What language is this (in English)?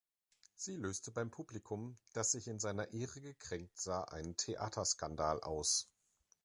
German